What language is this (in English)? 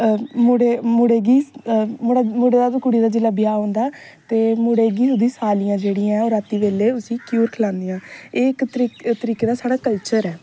Dogri